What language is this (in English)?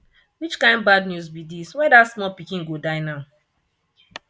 Nigerian Pidgin